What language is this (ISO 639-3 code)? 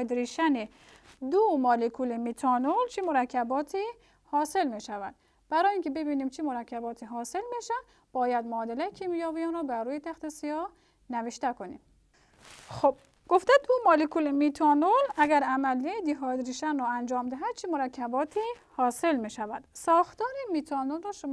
fas